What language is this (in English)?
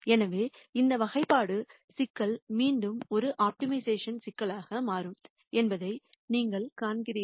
Tamil